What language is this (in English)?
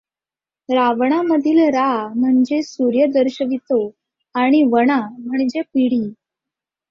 Marathi